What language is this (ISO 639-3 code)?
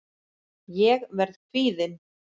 isl